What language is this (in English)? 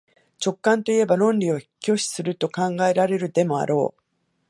Japanese